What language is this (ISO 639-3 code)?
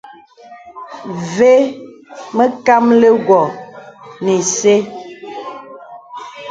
beb